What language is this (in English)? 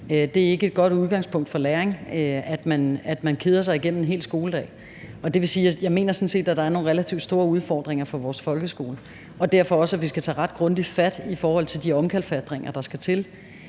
Danish